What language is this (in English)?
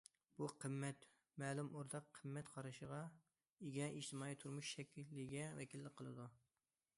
Uyghur